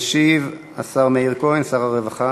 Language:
Hebrew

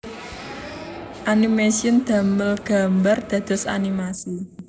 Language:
Javanese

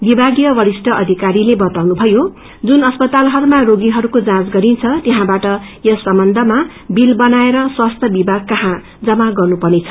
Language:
Nepali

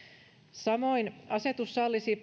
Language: Finnish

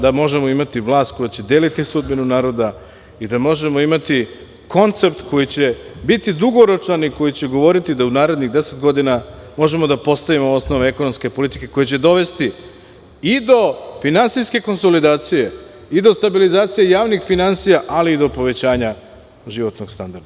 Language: Serbian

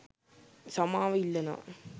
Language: Sinhala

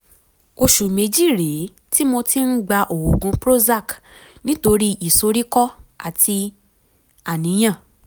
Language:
Yoruba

